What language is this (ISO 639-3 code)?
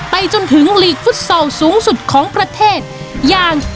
tha